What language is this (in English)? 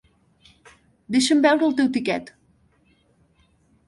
Catalan